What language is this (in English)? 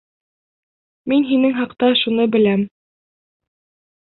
Bashkir